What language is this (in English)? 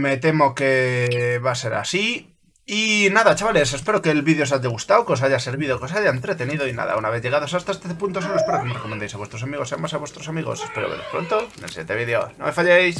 Spanish